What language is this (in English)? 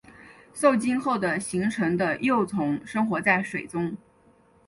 Chinese